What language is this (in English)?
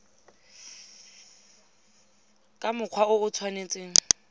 Tswana